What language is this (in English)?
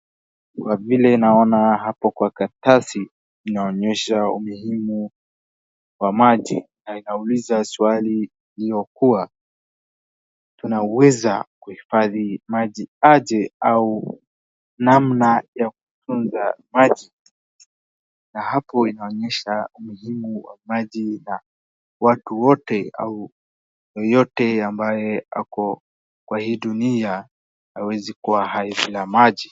Swahili